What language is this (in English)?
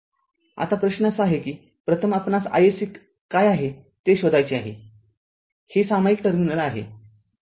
Marathi